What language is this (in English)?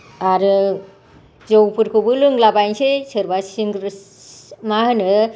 Bodo